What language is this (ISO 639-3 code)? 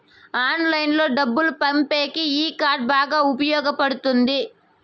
tel